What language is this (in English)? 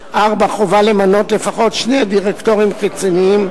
Hebrew